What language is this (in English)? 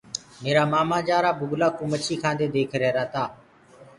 Gurgula